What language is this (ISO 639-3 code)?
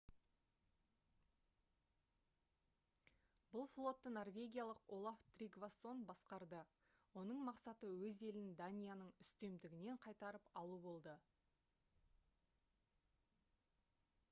kaz